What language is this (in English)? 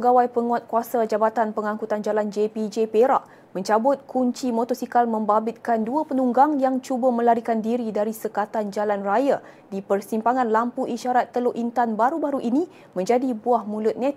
Malay